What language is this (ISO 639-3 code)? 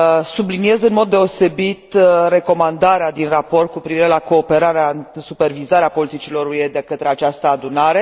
ron